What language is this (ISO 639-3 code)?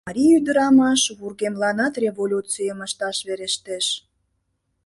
chm